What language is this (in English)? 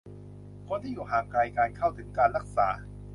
Thai